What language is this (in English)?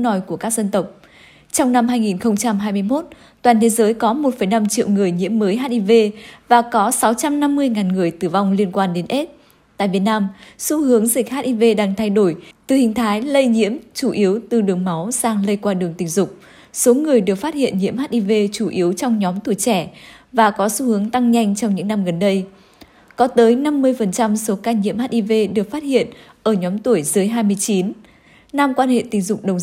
Vietnamese